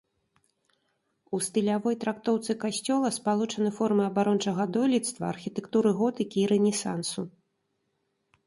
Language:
Belarusian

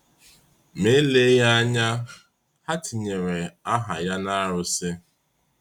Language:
Igbo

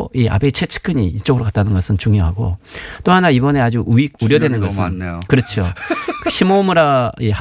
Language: Korean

